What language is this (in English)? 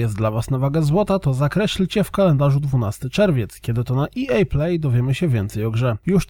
Polish